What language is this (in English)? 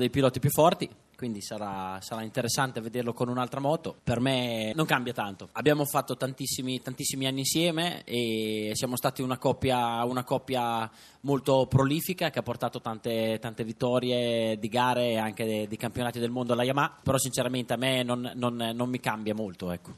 Italian